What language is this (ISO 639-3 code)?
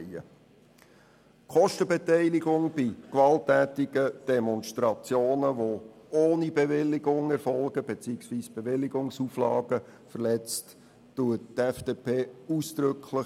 gsw